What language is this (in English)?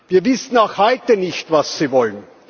German